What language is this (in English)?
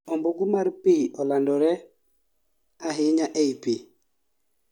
Luo (Kenya and Tanzania)